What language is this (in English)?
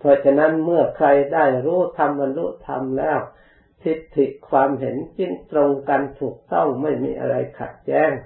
Thai